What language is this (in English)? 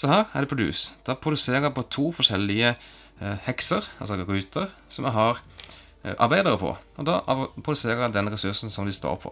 Norwegian